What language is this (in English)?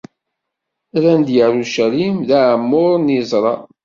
Kabyle